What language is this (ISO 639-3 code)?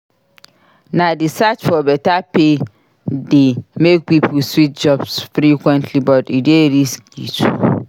pcm